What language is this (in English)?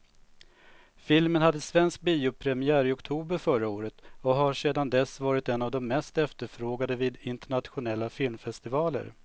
Swedish